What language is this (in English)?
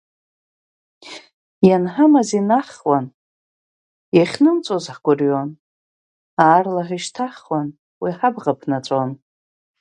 Abkhazian